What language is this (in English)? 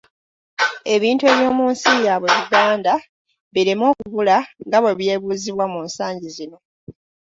Ganda